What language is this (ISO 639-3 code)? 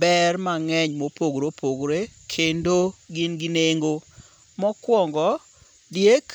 luo